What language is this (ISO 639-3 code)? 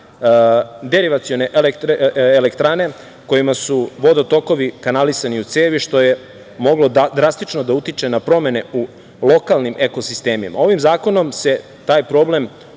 srp